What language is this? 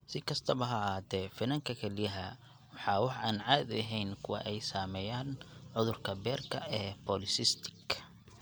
Somali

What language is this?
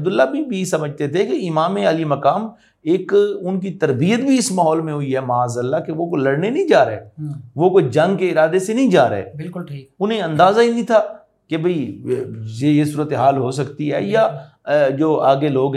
Urdu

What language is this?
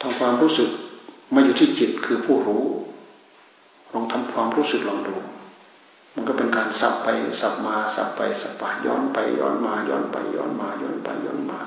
Thai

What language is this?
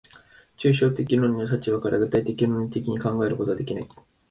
Japanese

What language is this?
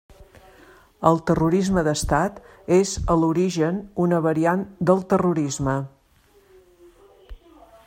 Catalan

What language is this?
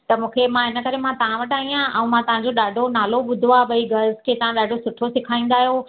Sindhi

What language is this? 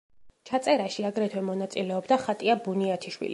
Georgian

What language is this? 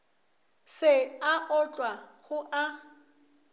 Northern Sotho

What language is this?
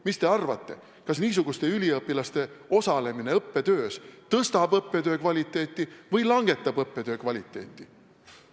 Estonian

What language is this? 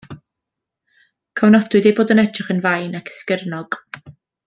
Welsh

